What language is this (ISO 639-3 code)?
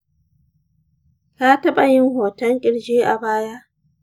hau